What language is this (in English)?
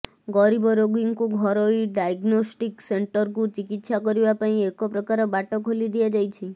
Odia